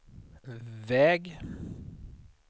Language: Swedish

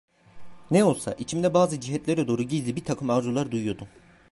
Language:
Turkish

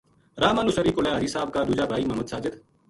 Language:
Gujari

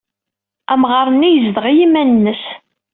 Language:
Kabyle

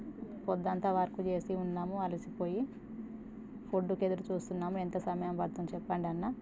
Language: Telugu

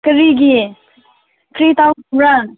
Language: Manipuri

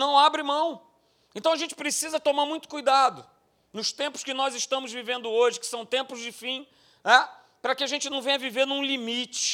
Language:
Portuguese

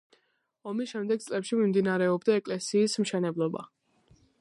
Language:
Georgian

